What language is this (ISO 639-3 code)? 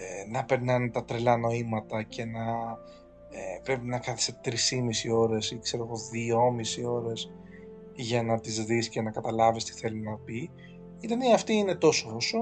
ell